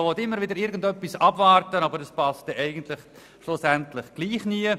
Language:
Swiss German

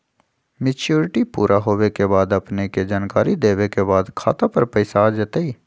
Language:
Magahi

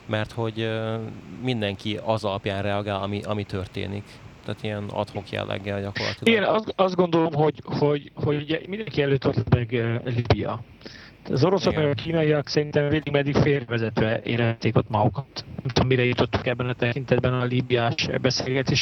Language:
Hungarian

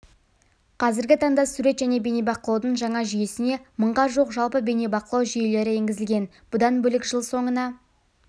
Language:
Kazakh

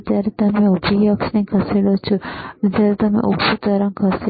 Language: Gujarati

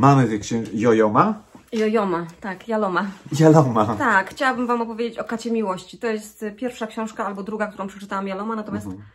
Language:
Polish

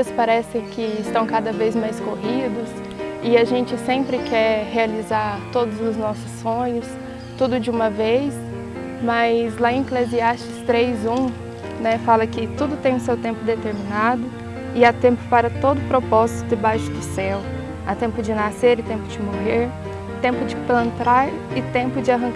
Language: Portuguese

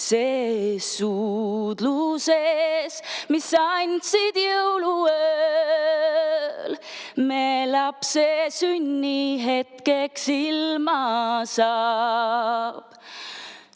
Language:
Estonian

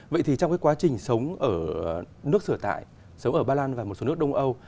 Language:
Vietnamese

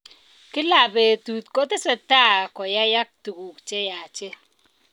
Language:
Kalenjin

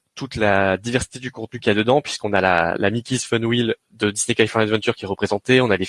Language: French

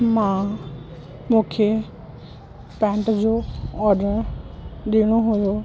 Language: Sindhi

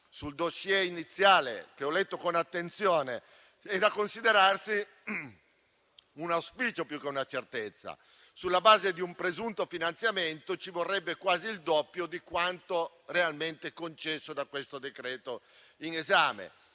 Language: Italian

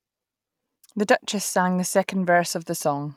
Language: English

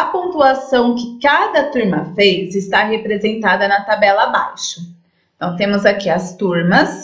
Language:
Portuguese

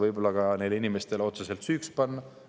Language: Estonian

